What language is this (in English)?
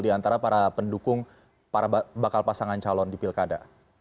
Indonesian